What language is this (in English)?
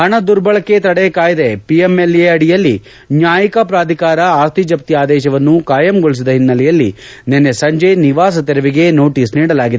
Kannada